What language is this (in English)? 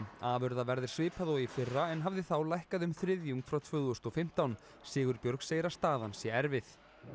Icelandic